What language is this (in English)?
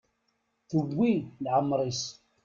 Kabyle